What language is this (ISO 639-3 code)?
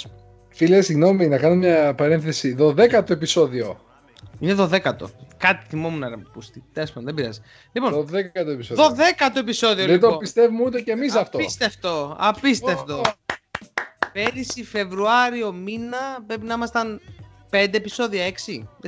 ell